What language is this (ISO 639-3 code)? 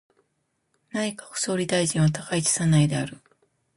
jpn